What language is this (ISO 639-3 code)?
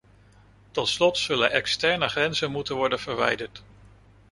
nld